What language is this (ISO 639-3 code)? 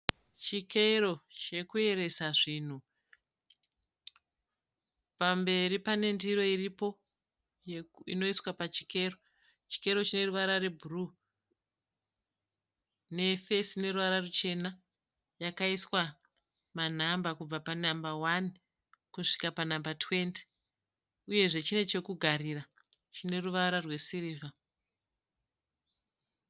sna